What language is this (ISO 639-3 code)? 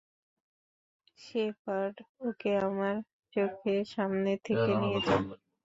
ben